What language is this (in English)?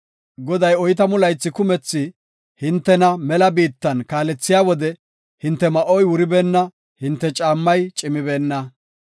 Gofa